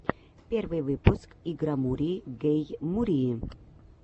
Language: Russian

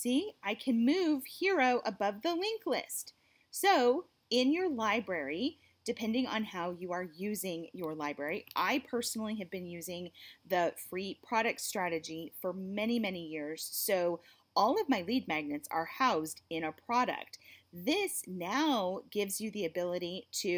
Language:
English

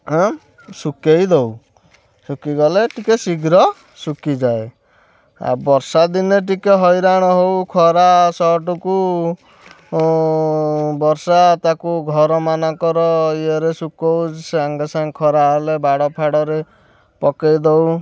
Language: Odia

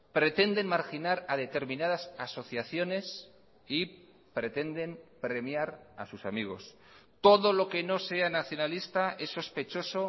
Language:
Spanish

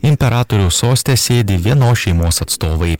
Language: Lithuanian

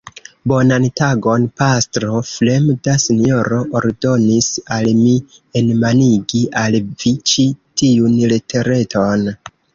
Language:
Esperanto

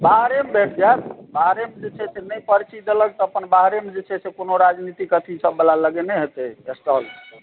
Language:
Maithili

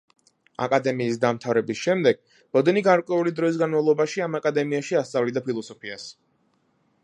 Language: Georgian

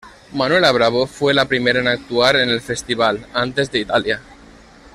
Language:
Spanish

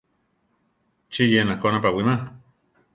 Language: Central Tarahumara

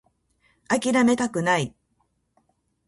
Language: Japanese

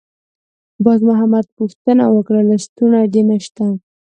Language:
Pashto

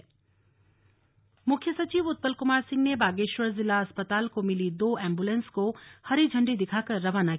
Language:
Hindi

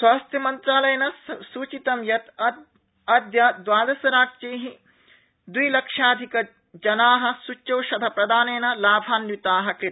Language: Sanskrit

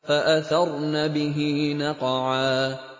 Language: Arabic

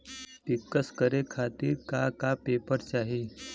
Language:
Bhojpuri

